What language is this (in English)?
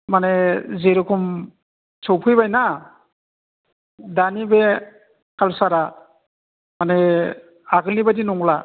Bodo